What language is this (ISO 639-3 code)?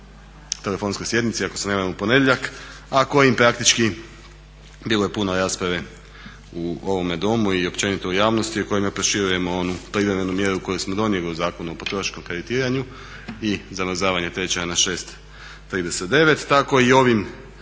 hrv